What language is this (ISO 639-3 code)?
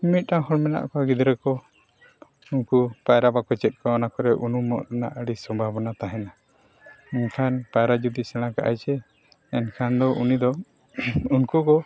sat